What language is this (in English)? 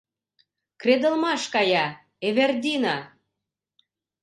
Mari